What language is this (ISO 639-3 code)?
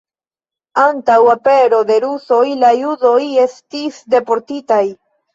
epo